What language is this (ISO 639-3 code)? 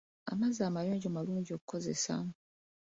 lug